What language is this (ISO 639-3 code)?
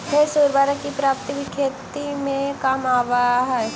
mag